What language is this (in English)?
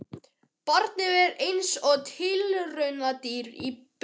Icelandic